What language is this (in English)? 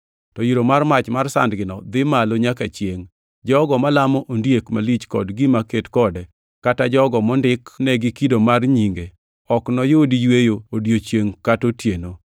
Luo (Kenya and Tanzania)